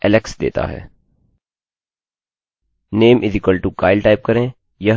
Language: Hindi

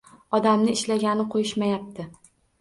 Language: Uzbek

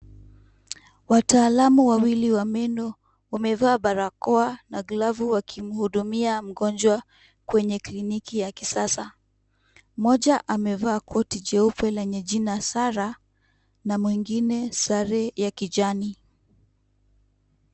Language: Swahili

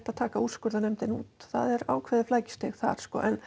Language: Icelandic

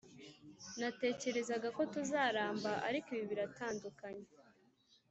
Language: Kinyarwanda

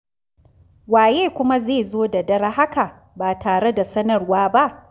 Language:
Hausa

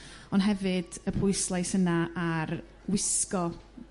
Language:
Welsh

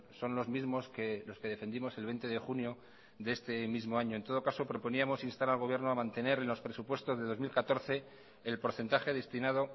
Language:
Spanish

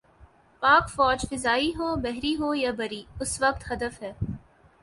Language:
Urdu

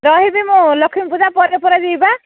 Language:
Odia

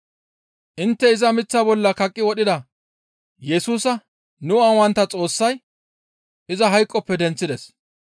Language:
Gamo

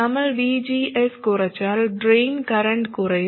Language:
Malayalam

